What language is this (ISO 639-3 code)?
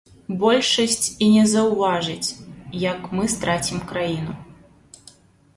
bel